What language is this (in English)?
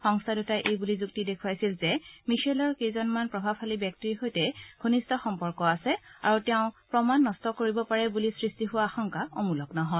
Assamese